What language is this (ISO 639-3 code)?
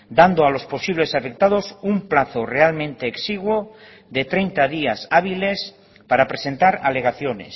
spa